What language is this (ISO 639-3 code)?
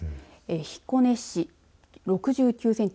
jpn